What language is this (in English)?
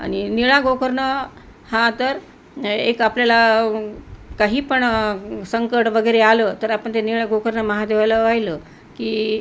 Marathi